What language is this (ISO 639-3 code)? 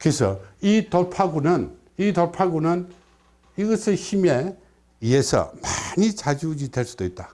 kor